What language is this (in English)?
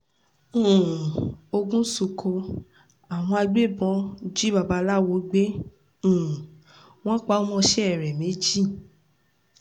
Yoruba